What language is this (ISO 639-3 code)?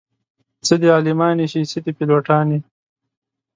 pus